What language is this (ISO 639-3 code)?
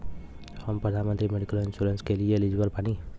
bho